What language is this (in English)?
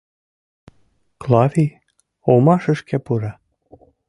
Mari